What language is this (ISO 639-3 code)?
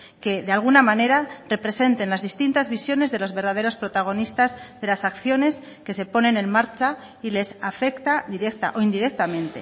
spa